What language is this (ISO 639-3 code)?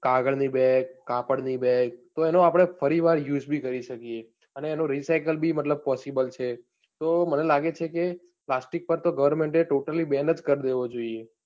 guj